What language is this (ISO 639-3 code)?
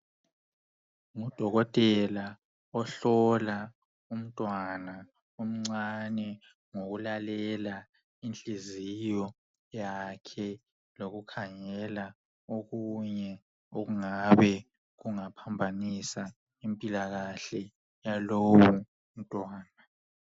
nde